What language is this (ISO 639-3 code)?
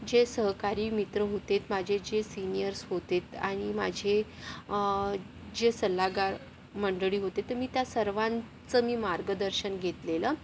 mar